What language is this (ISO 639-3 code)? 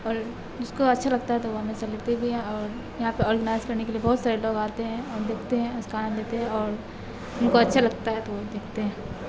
urd